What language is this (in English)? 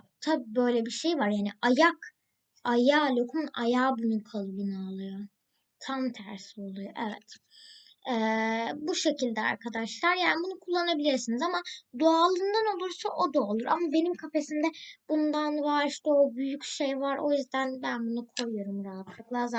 Turkish